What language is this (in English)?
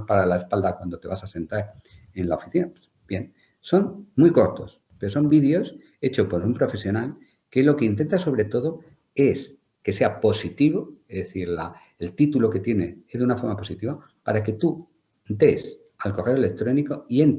Spanish